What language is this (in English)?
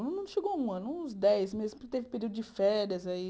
Portuguese